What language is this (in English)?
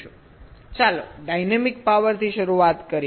Gujarati